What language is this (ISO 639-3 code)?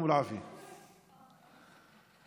heb